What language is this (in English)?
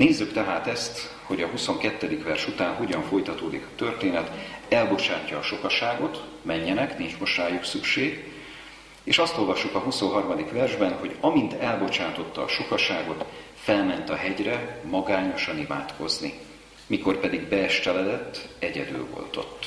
Hungarian